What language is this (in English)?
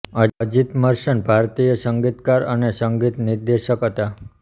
Gujarati